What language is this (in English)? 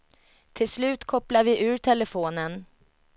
Swedish